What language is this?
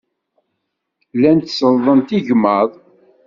Kabyle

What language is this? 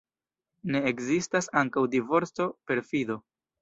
Esperanto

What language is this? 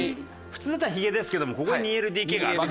Japanese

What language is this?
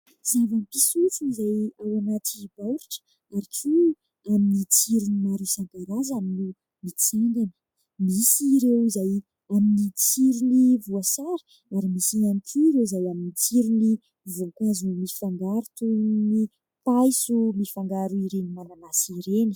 Malagasy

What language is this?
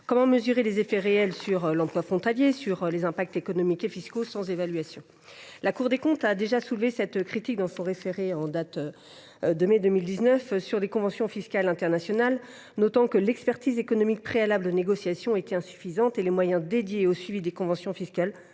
French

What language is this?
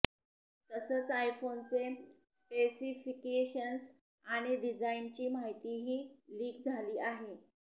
Marathi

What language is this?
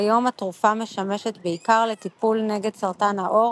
Hebrew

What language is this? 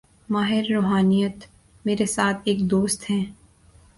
Urdu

